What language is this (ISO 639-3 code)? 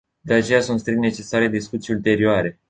ron